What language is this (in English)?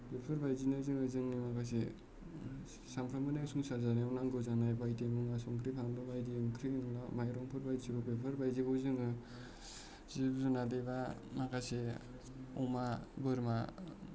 Bodo